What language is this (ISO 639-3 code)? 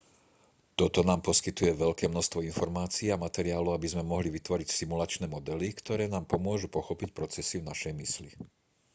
slk